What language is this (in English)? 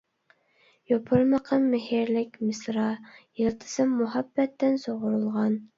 Uyghur